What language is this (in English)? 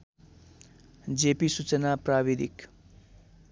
Nepali